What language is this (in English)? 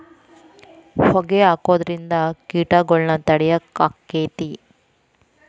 Kannada